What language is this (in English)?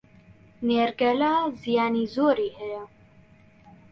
Central Kurdish